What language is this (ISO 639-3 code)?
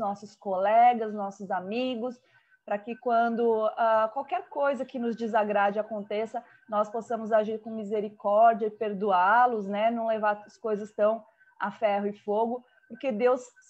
por